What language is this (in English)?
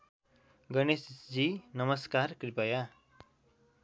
Nepali